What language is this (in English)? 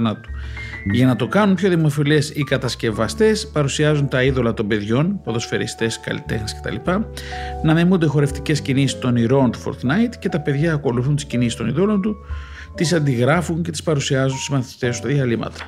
Greek